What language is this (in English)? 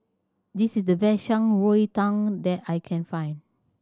English